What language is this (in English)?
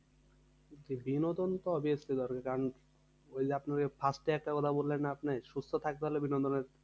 Bangla